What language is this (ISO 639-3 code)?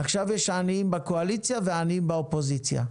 heb